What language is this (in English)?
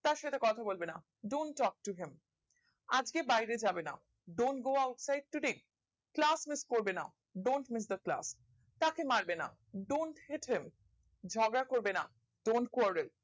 Bangla